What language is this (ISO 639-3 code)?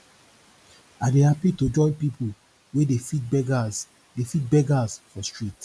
pcm